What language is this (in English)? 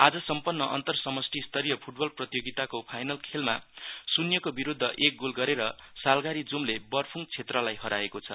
Nepali